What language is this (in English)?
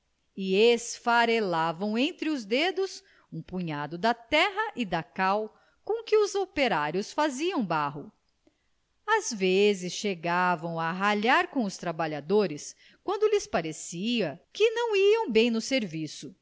Portuguese